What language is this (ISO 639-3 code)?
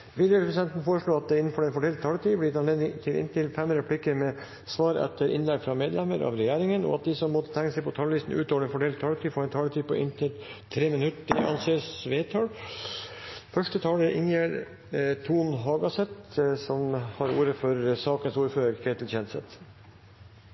nor